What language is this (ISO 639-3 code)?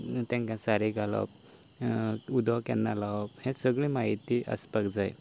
kok